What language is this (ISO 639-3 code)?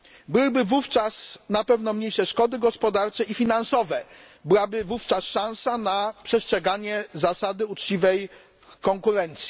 pol